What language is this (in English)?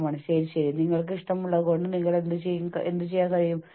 Malayalam